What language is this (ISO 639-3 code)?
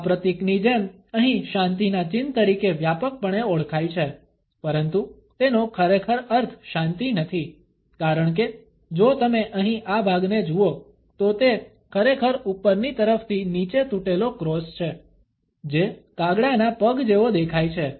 guj